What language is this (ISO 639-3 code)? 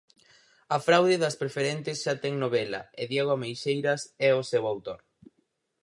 glg